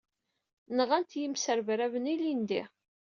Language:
Kabyle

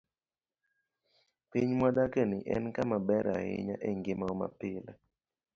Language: Luo (Kenya and Tanzania)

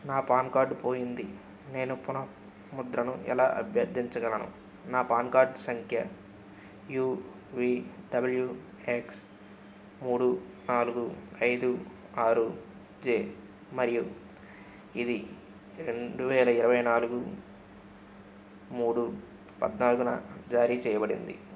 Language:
Telugu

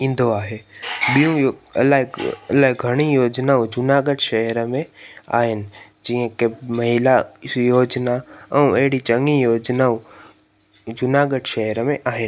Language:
Sindhi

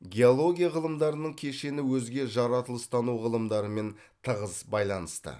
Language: Kazakh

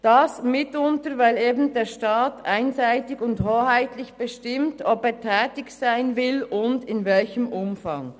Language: Swiss German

